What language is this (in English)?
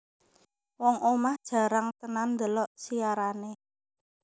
Javanese